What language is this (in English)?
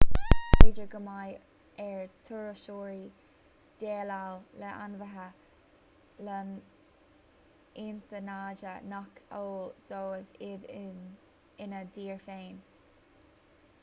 Irish